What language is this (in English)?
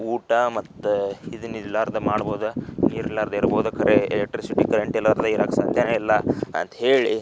Kannada